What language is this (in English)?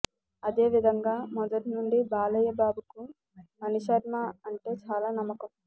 Telugu